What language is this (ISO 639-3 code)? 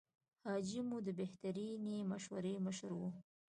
pus